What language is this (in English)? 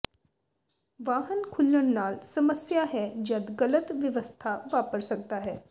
Punjabi